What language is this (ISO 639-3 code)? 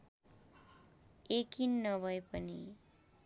nep